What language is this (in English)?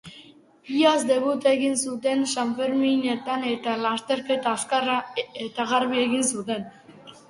Basque